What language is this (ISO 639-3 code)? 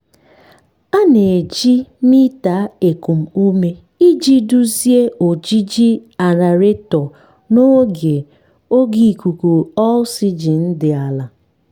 ibo